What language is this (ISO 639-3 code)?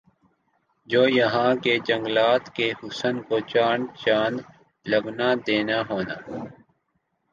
urd